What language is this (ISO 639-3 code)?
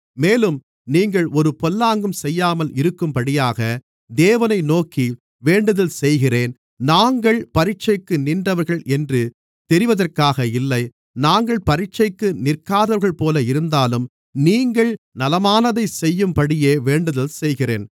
tam